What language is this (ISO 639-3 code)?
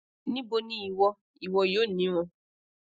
yor